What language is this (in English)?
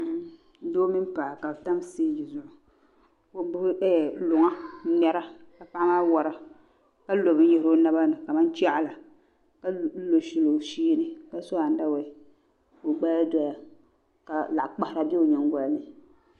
Dagbani